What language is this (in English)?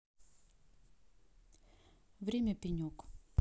Russian